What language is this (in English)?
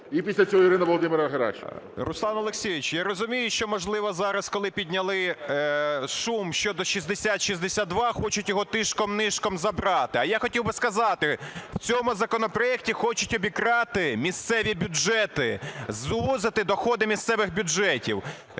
Ukrainian